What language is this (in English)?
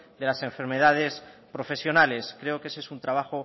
Spanish